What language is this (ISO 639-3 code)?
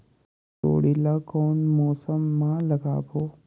hne